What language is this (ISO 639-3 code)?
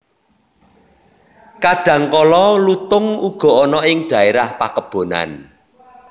jav